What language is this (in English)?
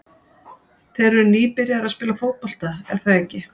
Icelandic